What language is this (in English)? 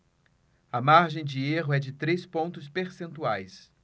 Portuguese